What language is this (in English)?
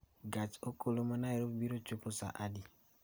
Luo (Kenya and Tanzania)